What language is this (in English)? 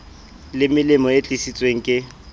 Southern Sotho